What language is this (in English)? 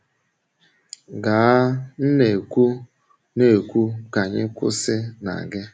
Igbo